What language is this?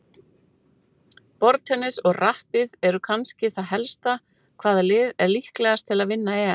Icelandic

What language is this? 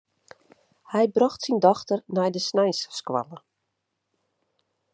Western Frisian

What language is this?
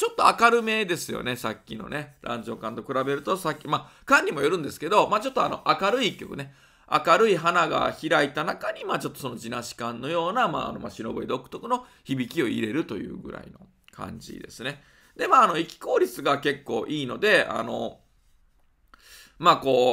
Japanese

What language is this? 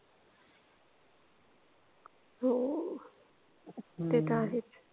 Marathi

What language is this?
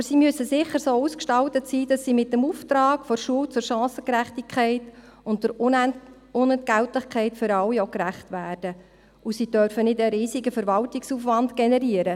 Swiss German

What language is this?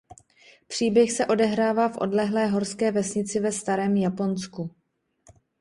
Czech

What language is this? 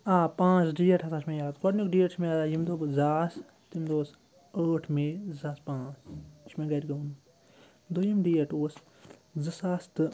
Kashmiri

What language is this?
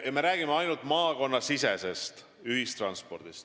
Estonian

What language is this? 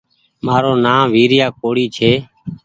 Goaria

